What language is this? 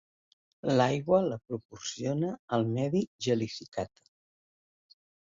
Catalan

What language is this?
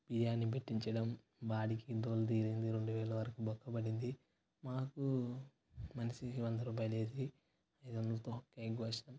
Telugu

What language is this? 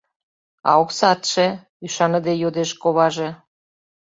Mari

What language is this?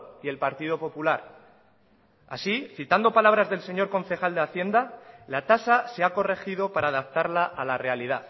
Spanish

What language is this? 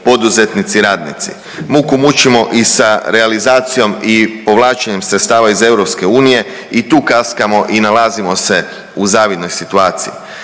Croatian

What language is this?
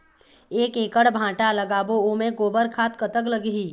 Chhattisgarhi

